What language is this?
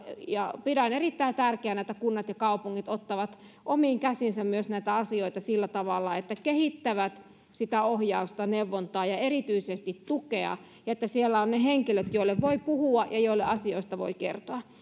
Finnish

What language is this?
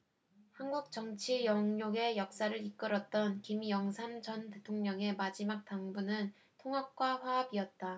Korean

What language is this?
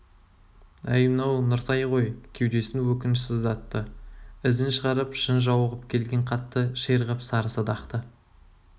Kazakh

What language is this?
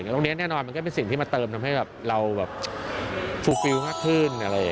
Thai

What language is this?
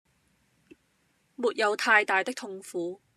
Cantonese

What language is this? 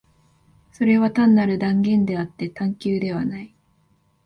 Japanese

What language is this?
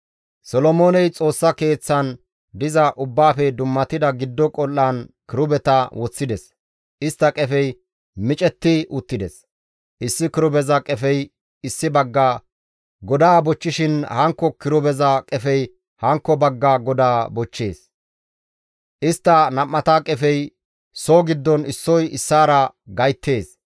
Gamo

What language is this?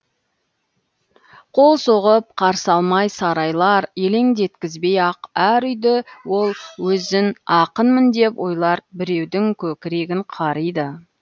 Kazakh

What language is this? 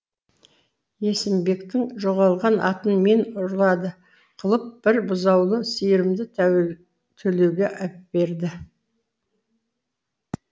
Kazakh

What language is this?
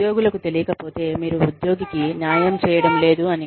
Telugu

